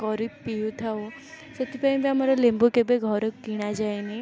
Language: Odia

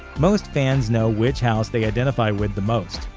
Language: English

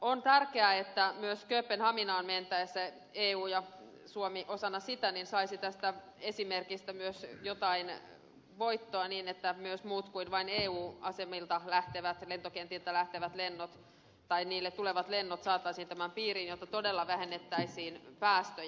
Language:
Finnish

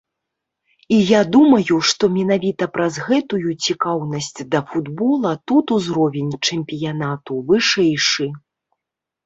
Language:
Belarusian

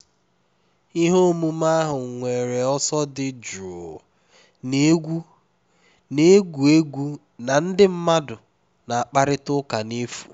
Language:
Igbo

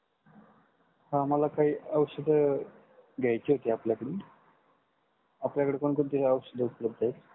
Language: Marathi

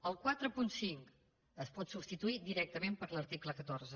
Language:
Catalan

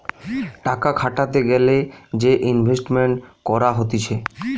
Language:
Bangla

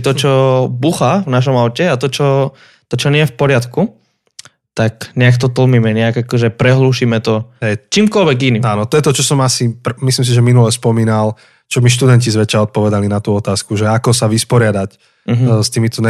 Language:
Slovak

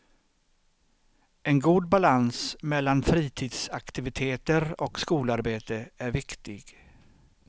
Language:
Swedish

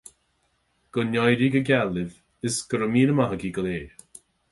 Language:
Irish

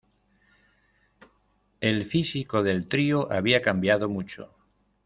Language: Spanish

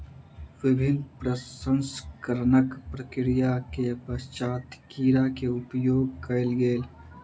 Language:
Maithili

